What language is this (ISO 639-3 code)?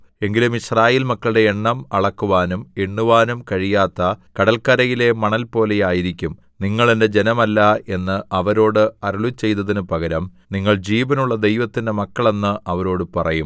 mal